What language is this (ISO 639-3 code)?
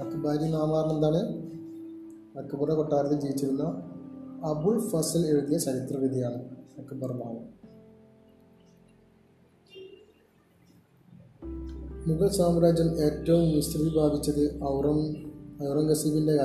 mal